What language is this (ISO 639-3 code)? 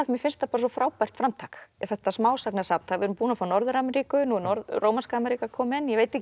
isl